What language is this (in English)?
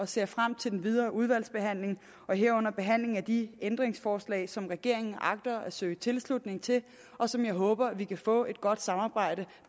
Danish